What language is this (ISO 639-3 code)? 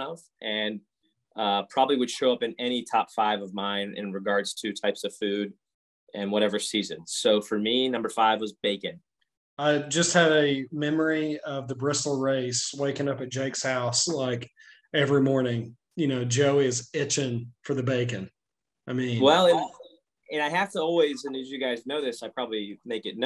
eng